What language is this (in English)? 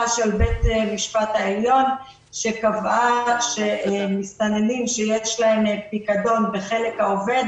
Hebrew